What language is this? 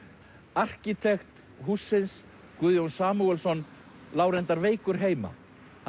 Icelandic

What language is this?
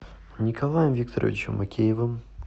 Russian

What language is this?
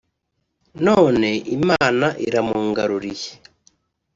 Kinyarwanda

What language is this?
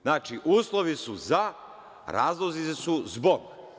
Serbian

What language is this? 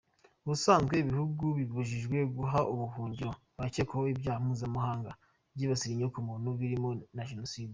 Kinyarwanda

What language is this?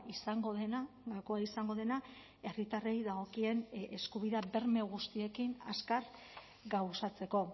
Basque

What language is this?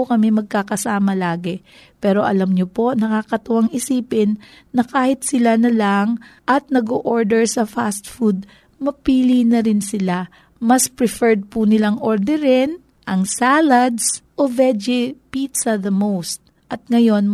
Filipino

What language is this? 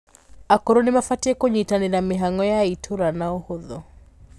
Kikuyu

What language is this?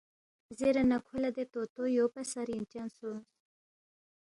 Balti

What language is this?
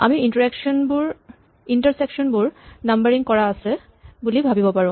Assamese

